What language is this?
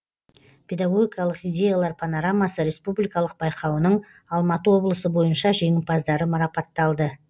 Kazakh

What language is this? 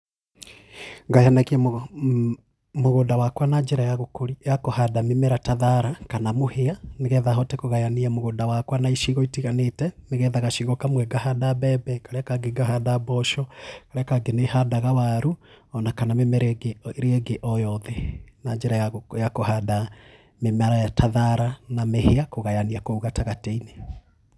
Kikuyu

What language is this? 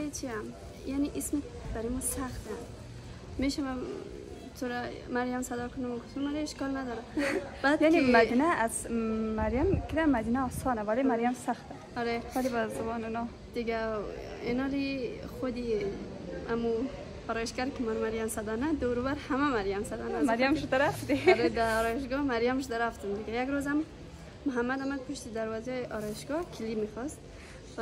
Persian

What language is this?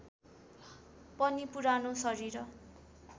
Nepali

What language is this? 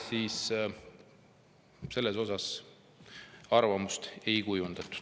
Estonian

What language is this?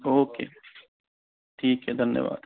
Hindi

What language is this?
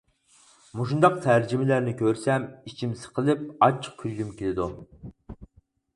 Uyghur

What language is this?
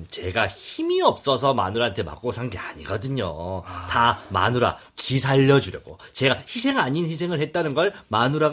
Korean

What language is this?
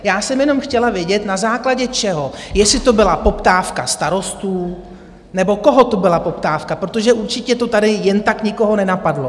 Czech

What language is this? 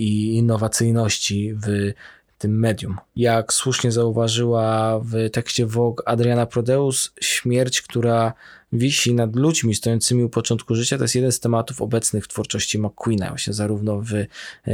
Polish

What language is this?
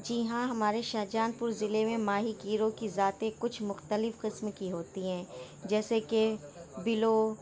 Urdu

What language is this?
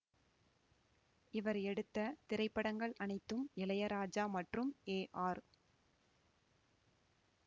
Tamil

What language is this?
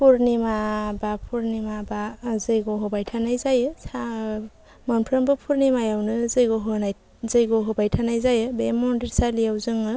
Bodo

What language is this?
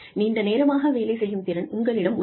Tamil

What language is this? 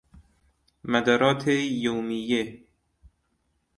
Persian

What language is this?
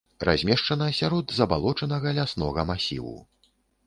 Belarusian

